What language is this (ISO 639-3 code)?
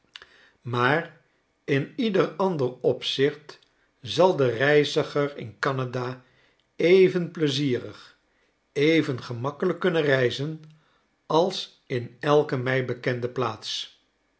nld